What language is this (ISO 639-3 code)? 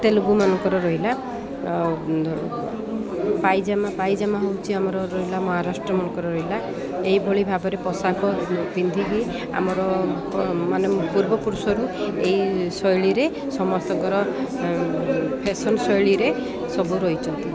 ori